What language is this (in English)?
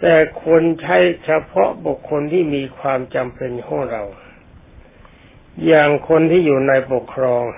Thai